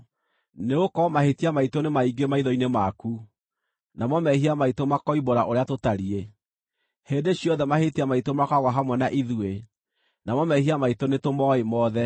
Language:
Kikuyu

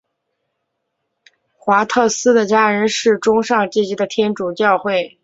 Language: Chinese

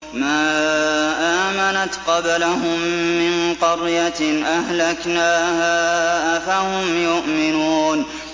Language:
Arabic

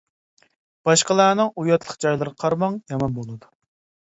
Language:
Uyghur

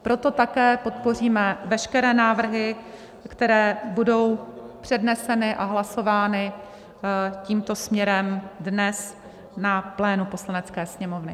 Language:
Czech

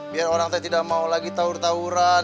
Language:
Indonesian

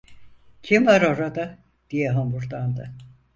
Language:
Turkish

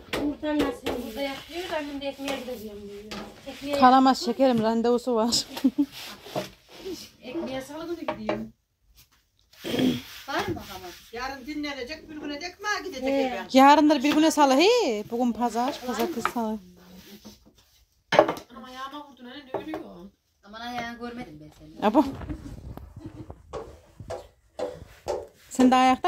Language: Turkish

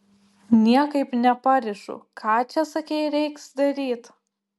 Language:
Lithuanian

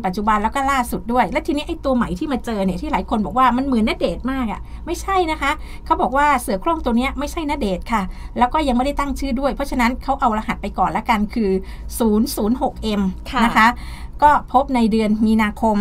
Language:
Thai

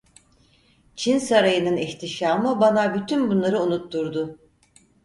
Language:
Turkish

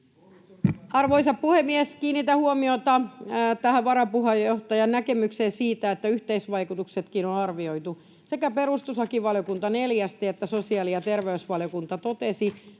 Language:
Finnish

